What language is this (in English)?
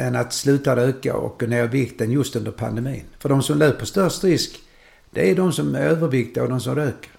Swedish